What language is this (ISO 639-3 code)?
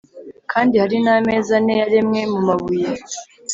kin